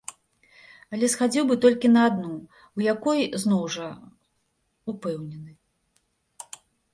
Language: Belarusian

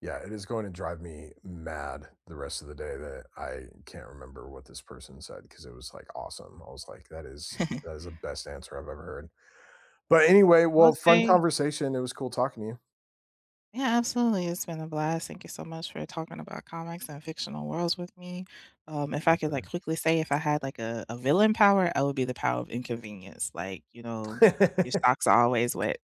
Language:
English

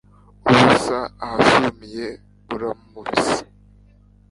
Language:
Kinyarwanda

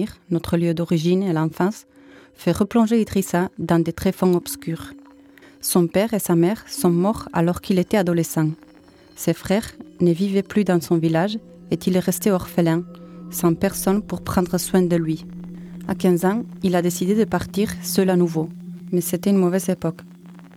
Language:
French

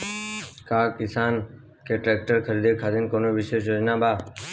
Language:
Bhojpuri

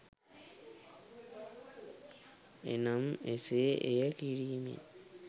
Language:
Sinhala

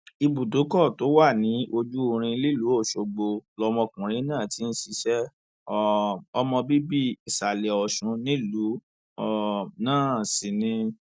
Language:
Yoruba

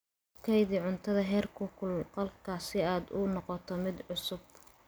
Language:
Somali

